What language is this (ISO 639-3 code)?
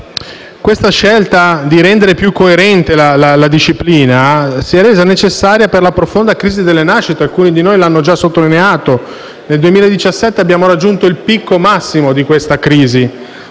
ita